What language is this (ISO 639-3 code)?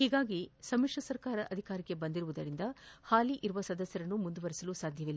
kan